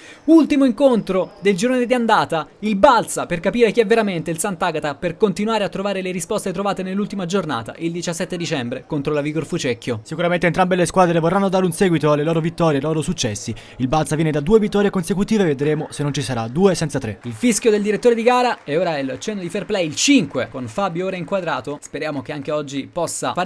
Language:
Italian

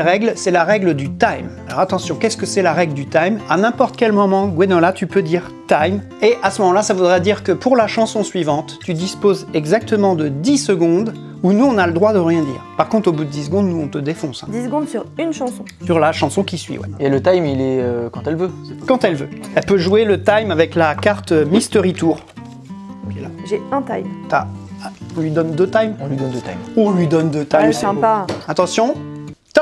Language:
French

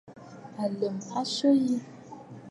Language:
Bafut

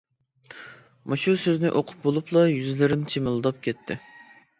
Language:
Uyghur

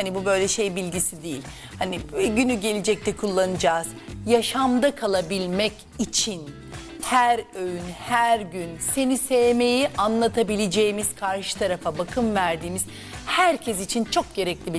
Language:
Turkish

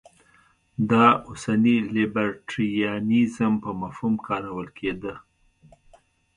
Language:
Pashto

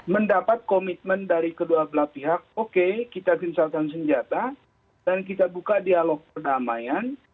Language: Indonesian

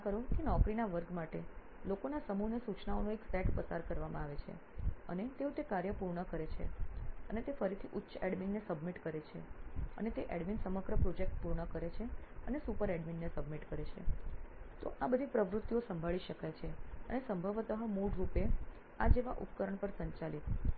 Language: Gujarati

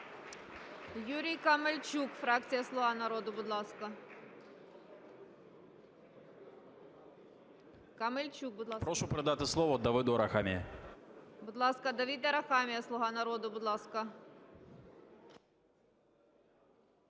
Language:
Ukrainian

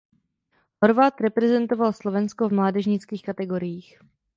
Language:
Czech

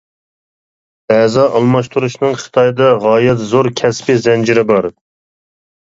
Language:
Uyghur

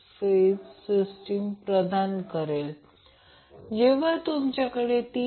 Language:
Marathi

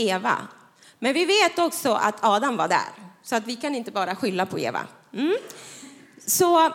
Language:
Swedish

